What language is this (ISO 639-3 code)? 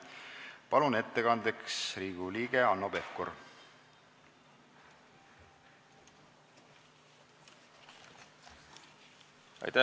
est